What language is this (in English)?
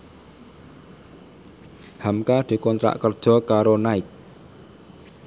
Javanese